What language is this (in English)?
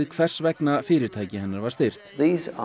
Icelandic